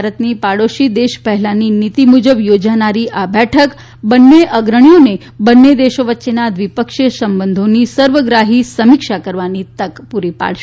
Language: Gujarati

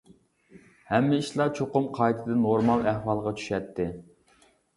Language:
Uyghur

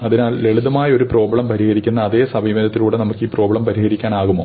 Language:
Malayalam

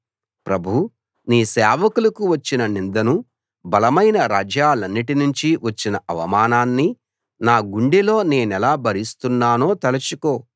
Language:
Telugu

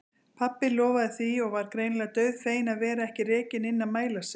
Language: Icelandic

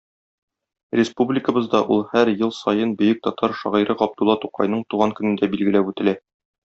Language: Tatar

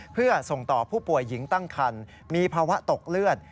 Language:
Thai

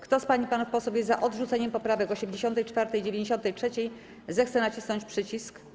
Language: Polish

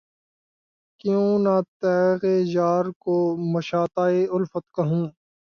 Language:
Urdu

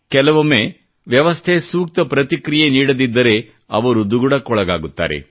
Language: Kannada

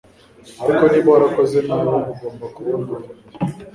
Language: Kinyarwanda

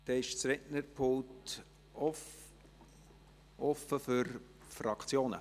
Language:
Swiss German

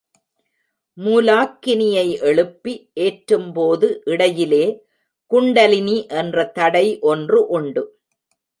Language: Tamil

